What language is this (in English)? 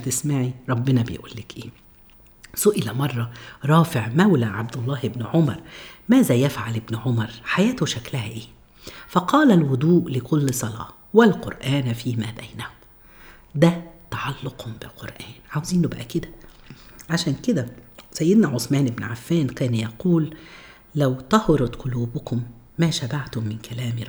Arabic